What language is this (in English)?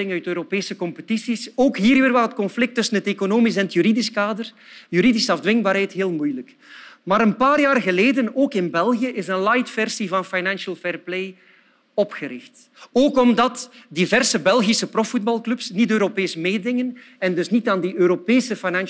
Dutch